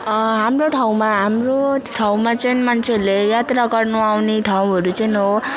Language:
Nepali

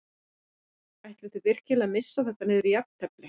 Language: Icelandic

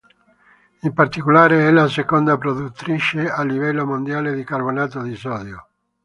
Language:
Italian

